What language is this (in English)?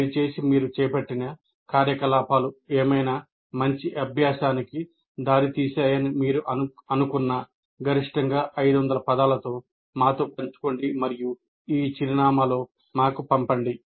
Telugu